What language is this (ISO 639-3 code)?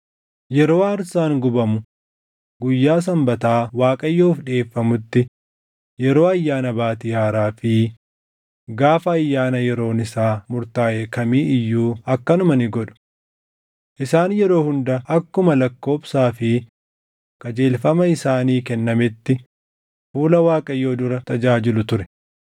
orm